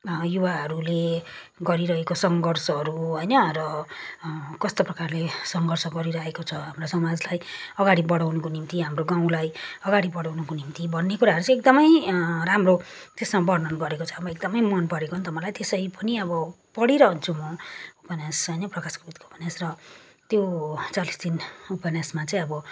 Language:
Nepali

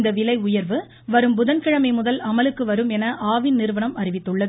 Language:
Tamil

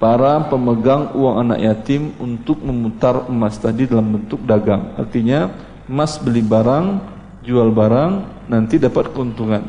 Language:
Indonesian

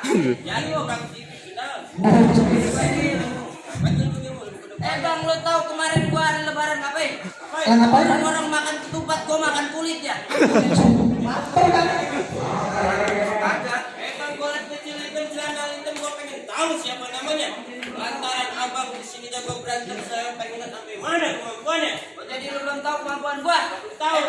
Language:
Indonesian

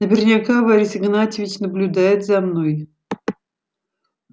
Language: Russian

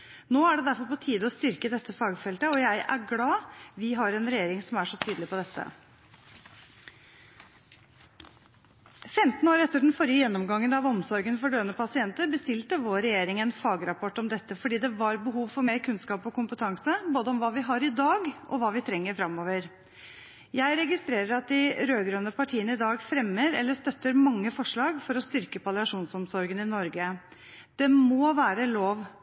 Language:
Norwegian Bokmål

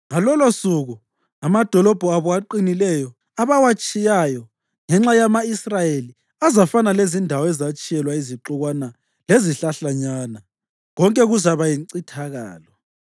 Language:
North Ndebele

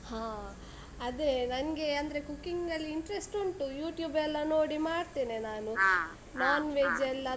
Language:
Kannada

